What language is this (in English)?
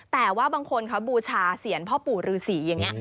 Thai